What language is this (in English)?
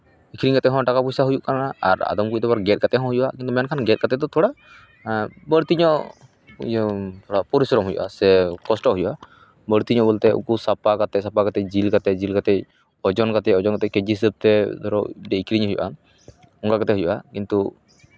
Santali